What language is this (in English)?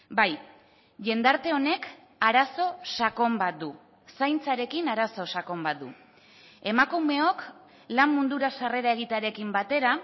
Basque